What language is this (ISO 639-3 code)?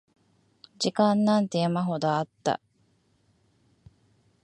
jpn